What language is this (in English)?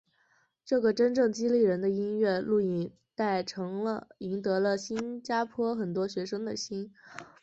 Chinese